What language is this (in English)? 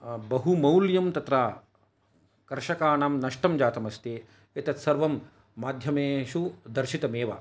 Sanskrit